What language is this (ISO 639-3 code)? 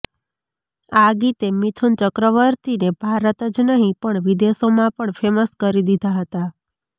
guj